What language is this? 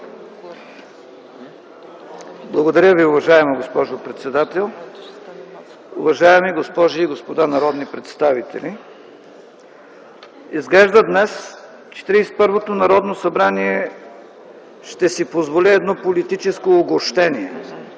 Bulgarian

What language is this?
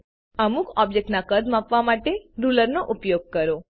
Gujarati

